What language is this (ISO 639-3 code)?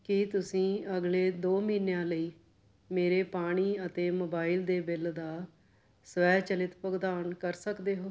pan